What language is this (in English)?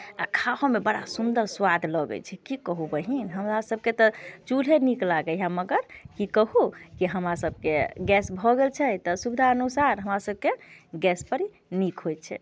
Maithili